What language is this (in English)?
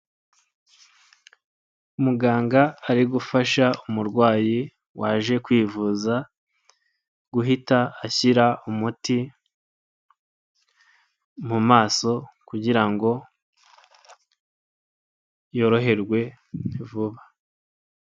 Kinyarwanda